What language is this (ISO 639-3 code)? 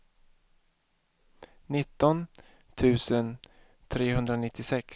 swe